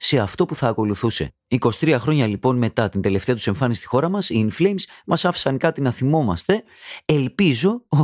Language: Greek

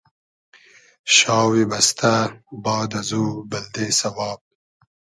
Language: Hazaragi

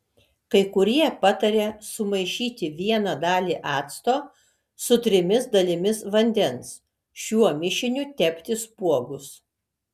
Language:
Lithuanian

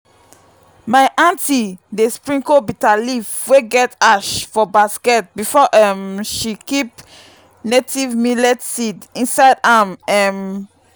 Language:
Nigerian Pidgin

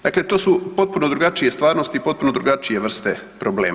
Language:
Croatian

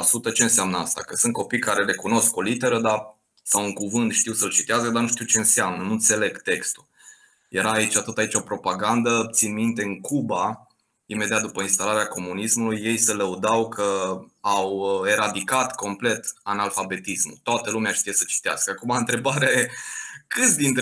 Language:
Romanian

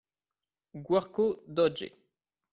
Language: French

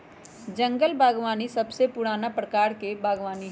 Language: Magahi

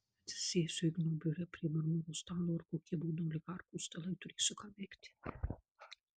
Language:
Lithuanian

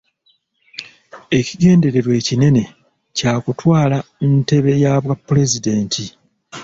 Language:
Ganda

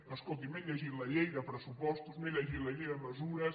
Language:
Catalan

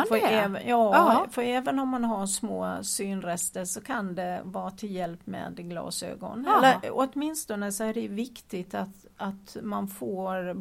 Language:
Swedish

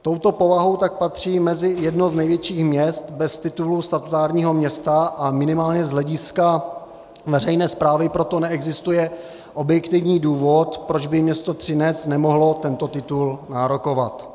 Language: Czech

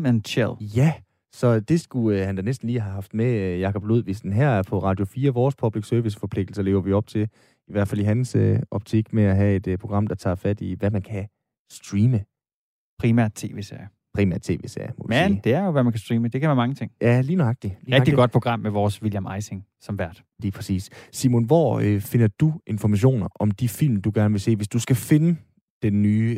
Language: Danish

